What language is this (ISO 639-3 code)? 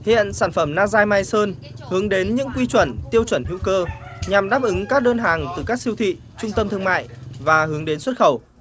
vie